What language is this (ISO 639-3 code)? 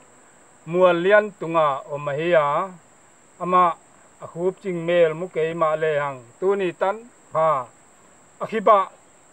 tha